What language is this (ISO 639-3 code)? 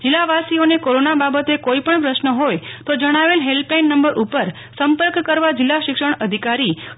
guj